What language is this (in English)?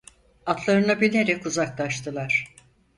Turkish